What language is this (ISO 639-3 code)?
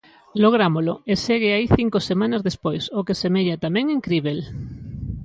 glg